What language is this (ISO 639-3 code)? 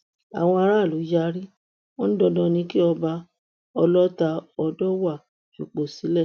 yor